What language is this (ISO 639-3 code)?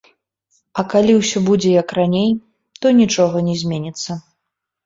bel